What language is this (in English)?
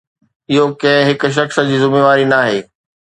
Sindhi